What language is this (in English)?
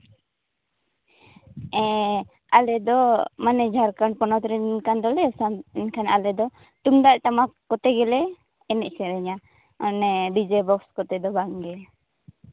Santali